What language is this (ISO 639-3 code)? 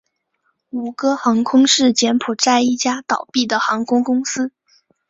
zho